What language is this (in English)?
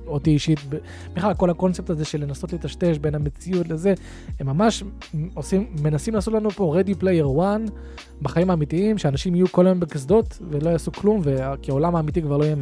Hebrew